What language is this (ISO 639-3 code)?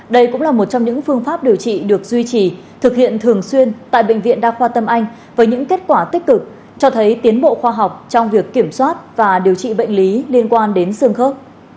vie